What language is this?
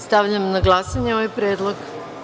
Serbian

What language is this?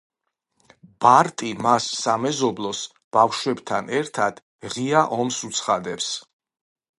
Georgian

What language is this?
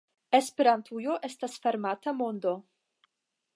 Esperanto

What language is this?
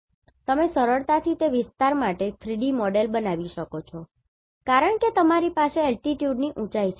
Gujarati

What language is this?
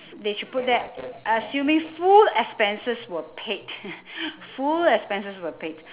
English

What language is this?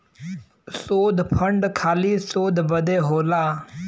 Bhojpuri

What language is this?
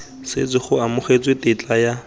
Tswana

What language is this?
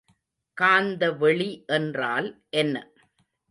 Tamil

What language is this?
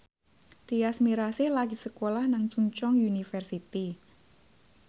Javanese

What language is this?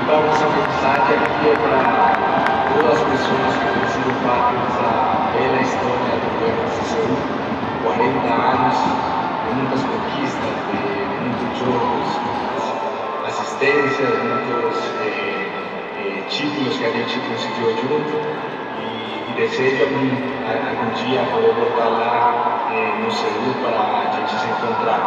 Korean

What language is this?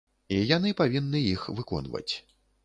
Belarusian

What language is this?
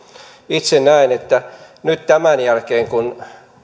Finnish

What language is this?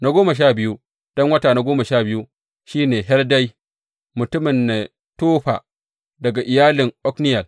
Hausa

